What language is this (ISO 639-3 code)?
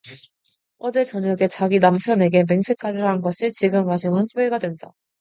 kor